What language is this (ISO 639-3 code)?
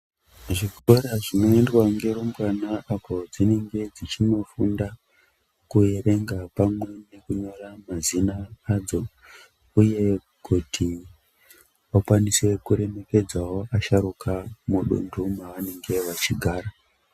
ndc